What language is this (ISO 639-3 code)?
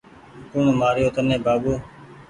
gig